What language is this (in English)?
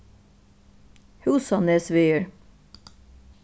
Faroese